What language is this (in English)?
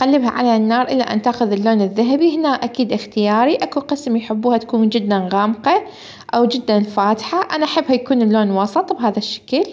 Arabic